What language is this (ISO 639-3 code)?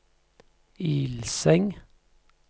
nor